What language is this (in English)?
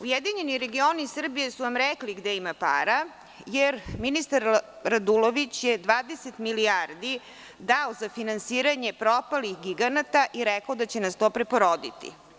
Serbian